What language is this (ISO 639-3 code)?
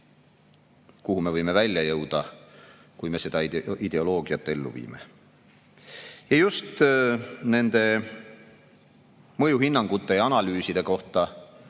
est